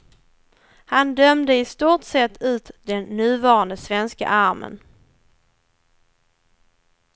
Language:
Swedish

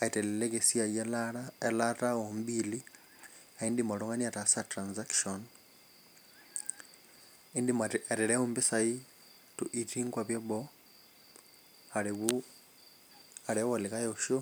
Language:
Masai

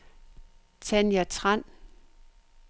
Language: Danish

